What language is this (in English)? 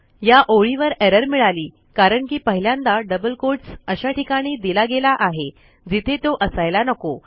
Marathi